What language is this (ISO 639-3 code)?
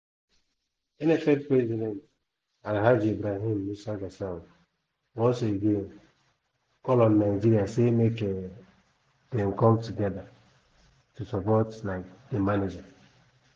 pcm